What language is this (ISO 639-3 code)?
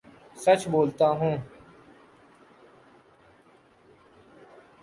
urd